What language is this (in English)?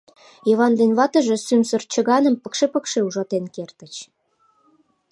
Mari